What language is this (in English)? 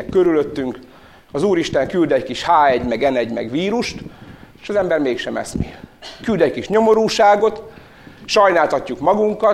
Hungarian